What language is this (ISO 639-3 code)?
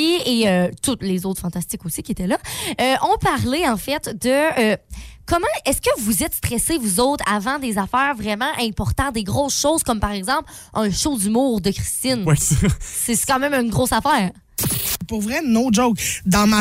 fra